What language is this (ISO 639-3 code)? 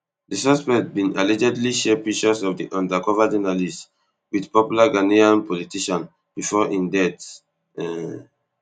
pcm